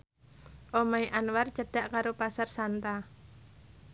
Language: Javanese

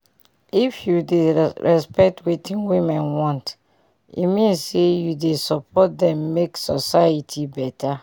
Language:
Nigerian Pidgin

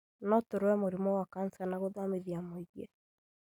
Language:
Kikuyu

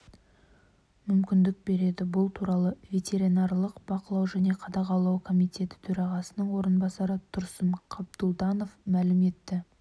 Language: Kazakh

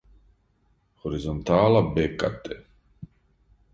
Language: Serbian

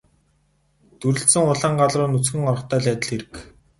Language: Mongolian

